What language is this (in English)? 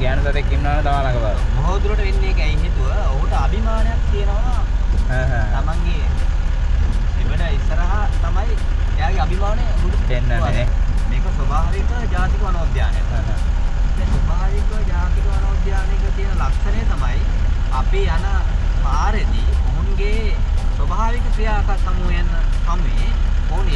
Indonesian